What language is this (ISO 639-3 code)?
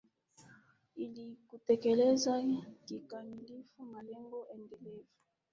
swa